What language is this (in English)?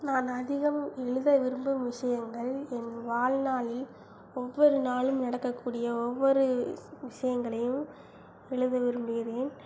Tamil